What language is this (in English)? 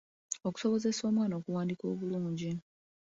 Ganda